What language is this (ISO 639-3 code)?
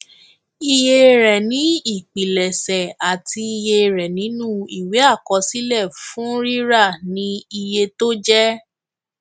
yor